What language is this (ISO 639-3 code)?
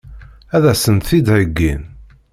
kab